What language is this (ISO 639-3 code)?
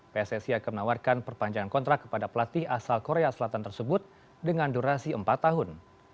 ind